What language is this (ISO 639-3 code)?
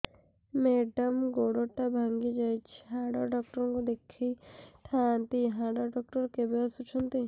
ori